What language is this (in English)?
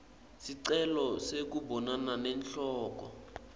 Swati